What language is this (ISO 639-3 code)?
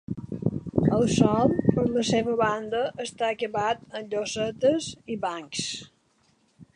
cat